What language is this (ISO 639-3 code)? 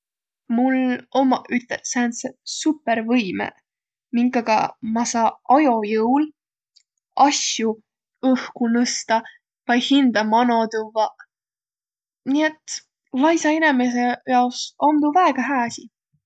vro